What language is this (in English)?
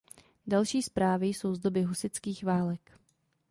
Czech